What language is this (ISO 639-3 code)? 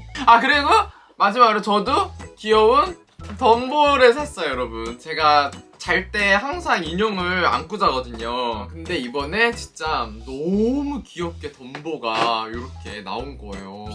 kor